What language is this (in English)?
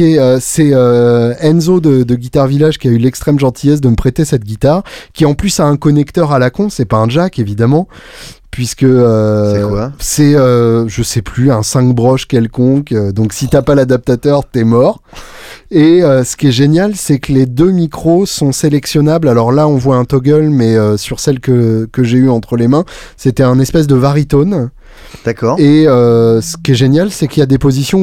French